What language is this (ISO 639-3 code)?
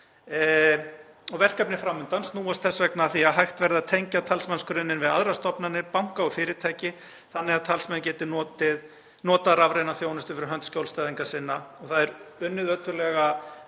isl